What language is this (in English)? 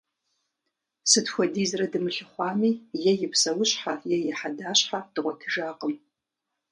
Kabardian